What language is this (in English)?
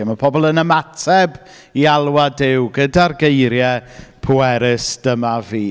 Welsh